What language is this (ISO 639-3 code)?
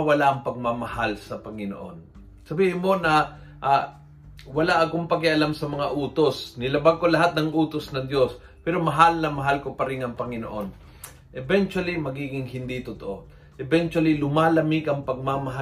fil